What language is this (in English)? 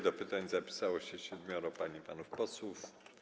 Polish